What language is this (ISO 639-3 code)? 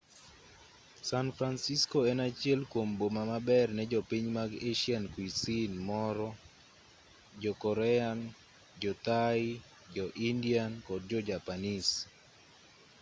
luo